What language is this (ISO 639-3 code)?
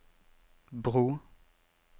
nor